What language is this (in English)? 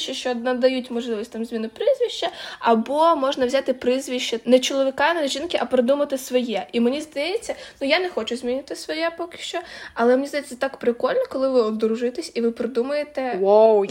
Ukrainian